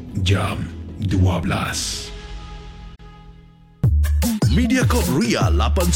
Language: Malay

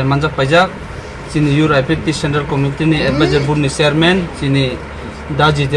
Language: Bangla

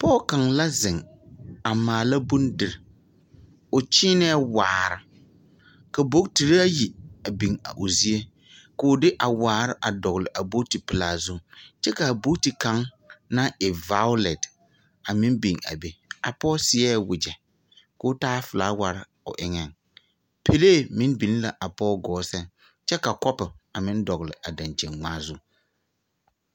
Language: Southern Dagaare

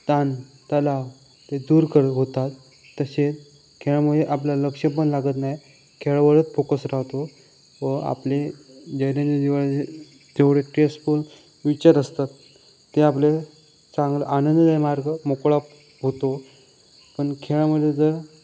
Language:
Marathi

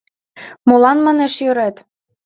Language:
Mari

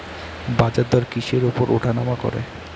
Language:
Bangla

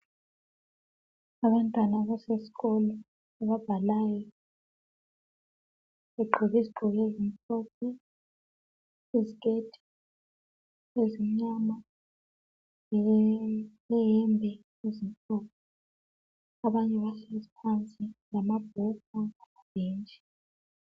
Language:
North Ndebele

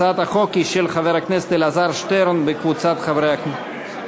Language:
Hebrew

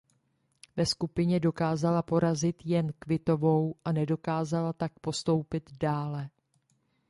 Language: Czech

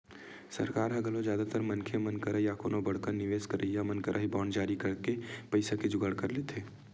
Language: Chhattisgarhi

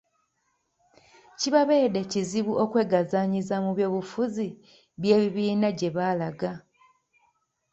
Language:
Ganda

